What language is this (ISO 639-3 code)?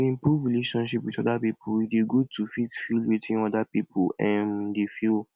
pcm